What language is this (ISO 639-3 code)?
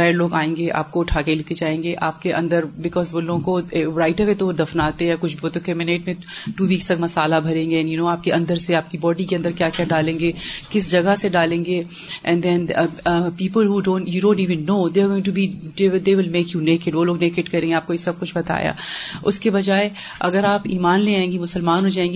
urd